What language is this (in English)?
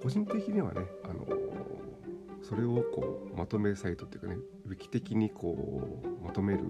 Japanese